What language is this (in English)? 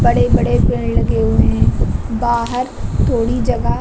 Hindi